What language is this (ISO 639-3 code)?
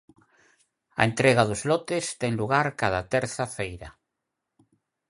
glg